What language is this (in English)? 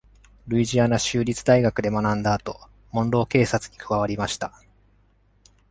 Japanese